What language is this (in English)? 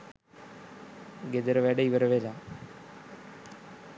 Sinhala